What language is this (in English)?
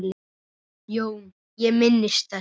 Icelandic